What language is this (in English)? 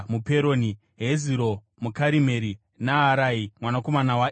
Shona